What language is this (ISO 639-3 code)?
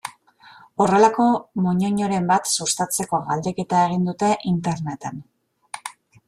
eus